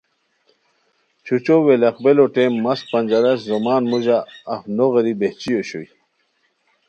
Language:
Khowar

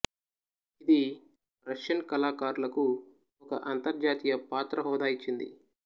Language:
Telugu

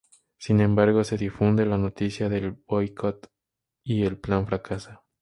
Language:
Spanish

